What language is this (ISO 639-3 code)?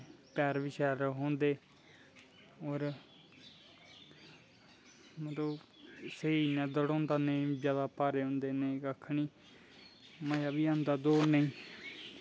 doi